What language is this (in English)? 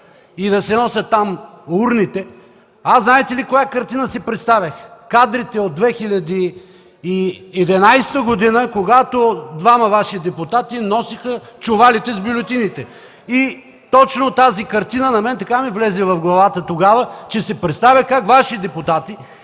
Bulgarian